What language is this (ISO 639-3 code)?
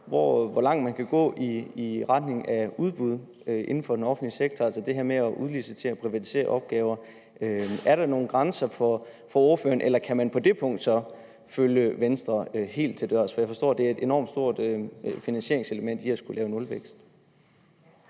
dan